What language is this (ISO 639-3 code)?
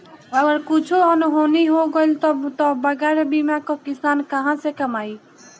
bho